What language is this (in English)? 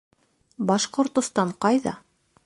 Bashkir